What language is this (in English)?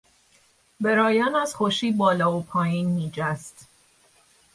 Persian